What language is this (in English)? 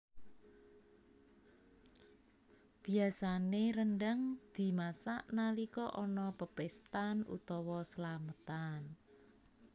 Javanese